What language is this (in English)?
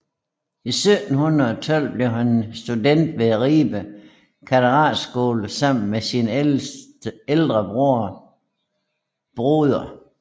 Danish